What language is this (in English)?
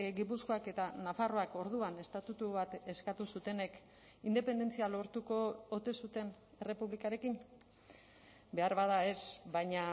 Basque